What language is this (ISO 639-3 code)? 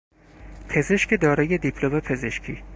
fas